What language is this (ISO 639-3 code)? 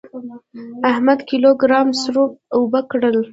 pus